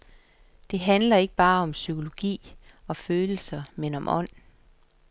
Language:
Danish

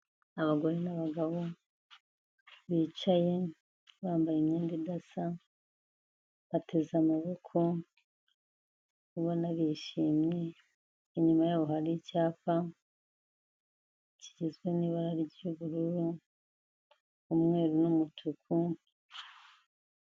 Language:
Kinyarwanda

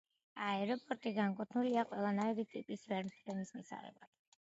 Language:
Georgian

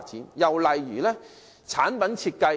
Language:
Cantonese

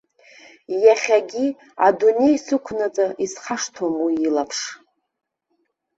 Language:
Abkhazian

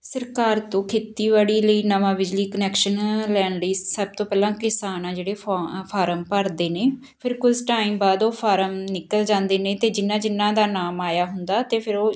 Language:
Punjabi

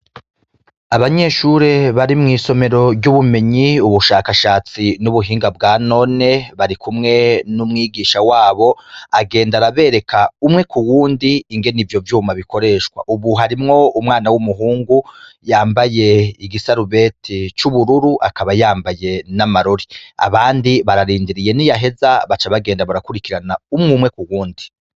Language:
Rundi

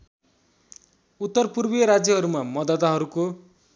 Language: Nepali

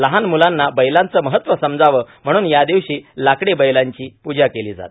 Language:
Marathi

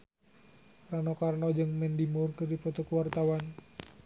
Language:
Sundanese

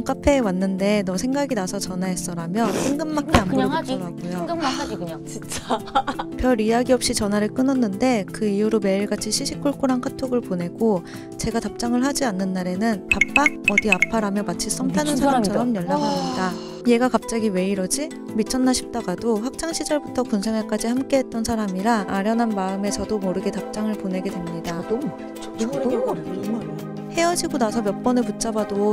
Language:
Korean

